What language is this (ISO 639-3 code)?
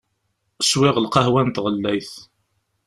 kab